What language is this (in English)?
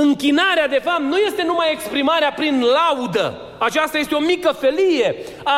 Romanian